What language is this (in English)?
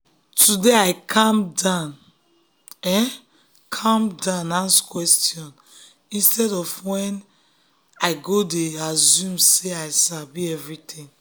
Nigerian Pidgin